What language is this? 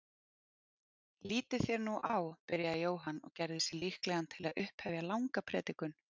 Icelandic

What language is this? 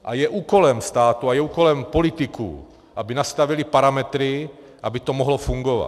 Czech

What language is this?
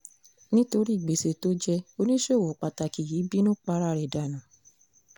Yoruba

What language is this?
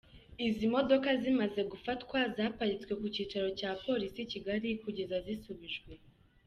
Kinyarwanda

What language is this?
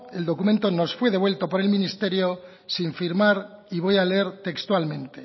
Spanish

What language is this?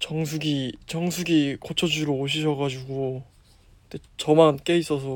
Korean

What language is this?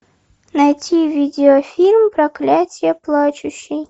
Russian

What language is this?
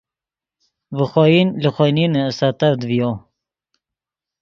Yidgha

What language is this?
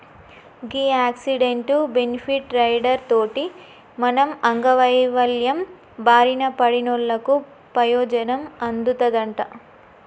Telugu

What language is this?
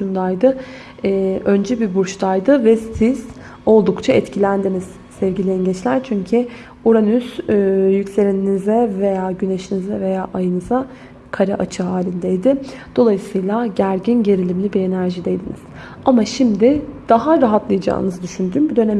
Turkish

